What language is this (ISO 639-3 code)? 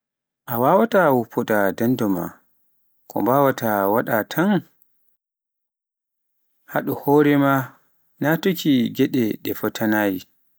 fuf